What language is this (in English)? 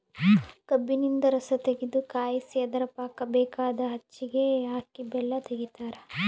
Kannada